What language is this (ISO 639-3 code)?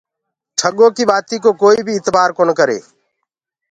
ggg